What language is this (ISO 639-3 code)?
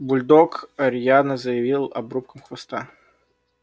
rus